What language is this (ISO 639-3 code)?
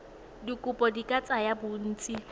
tsn